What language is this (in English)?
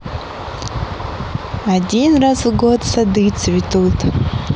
Russian